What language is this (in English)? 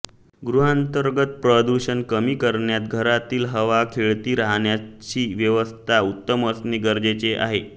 Marathi